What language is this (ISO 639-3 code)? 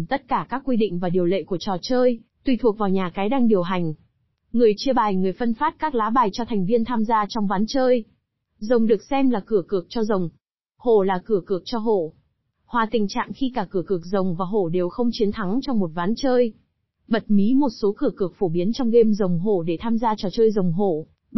vie